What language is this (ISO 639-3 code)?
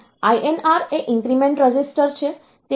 guj